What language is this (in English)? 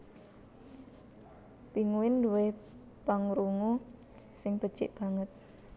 Javanese